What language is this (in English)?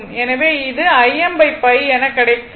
Tamil